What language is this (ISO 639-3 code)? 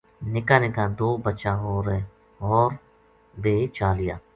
gju